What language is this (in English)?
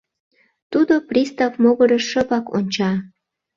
Mari